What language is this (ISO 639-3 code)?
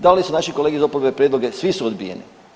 hrv